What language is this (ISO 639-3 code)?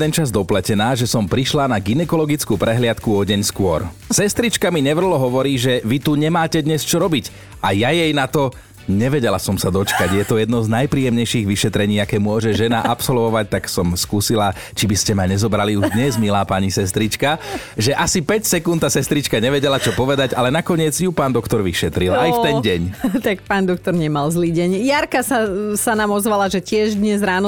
slk